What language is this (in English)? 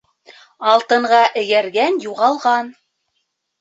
Bashkir